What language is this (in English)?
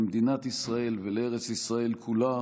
Hebrew